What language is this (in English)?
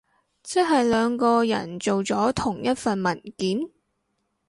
Cantonese